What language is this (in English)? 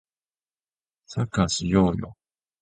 Japanese